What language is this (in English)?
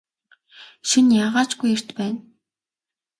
Mongolian